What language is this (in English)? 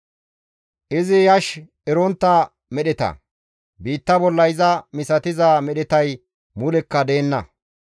Gamo